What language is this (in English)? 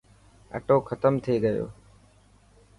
Dhatki